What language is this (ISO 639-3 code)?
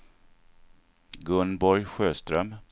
swe